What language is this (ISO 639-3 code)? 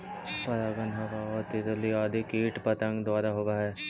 mag